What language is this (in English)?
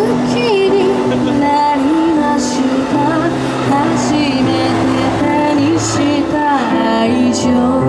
Latvian